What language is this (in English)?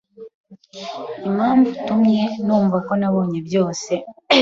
Kinyarwanda